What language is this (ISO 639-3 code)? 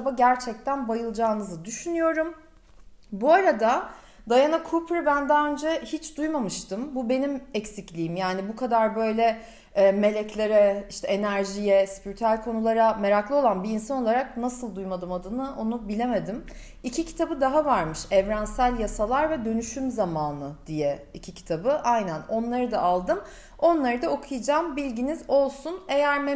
tur